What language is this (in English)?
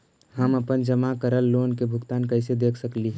Magahi